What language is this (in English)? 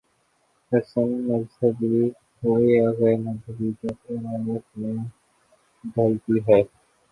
Urdu